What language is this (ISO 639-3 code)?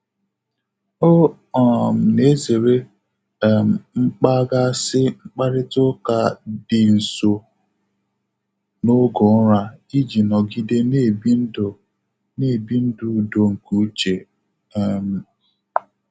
ibo